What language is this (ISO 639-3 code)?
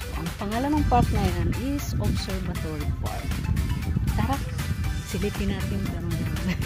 fil